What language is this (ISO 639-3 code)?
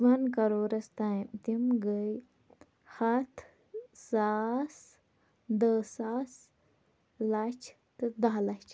kas